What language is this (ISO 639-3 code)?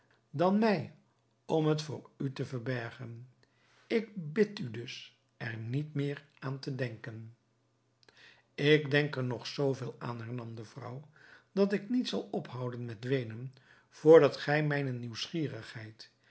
nld